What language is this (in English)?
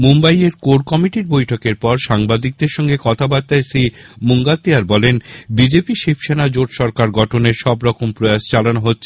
Bangla